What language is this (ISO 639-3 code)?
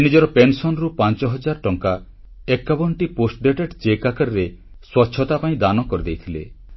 ori